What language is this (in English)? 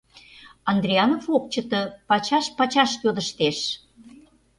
Mari